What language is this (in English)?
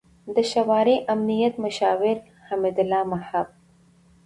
Pashto